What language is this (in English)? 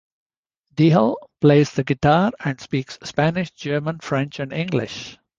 English